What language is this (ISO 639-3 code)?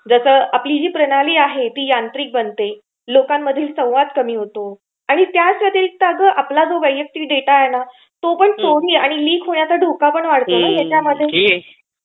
mar